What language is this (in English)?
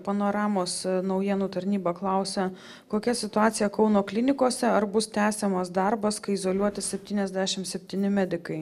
Lithuanian